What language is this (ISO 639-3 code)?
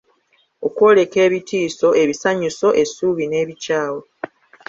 lug